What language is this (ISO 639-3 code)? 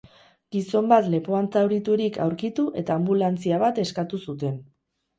eus